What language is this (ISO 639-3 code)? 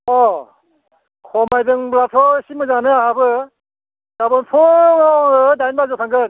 brx